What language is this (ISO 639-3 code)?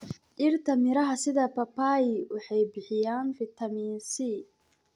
som